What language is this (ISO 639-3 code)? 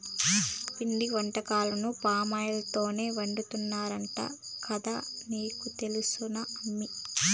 tel